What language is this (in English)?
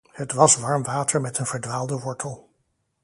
Dutch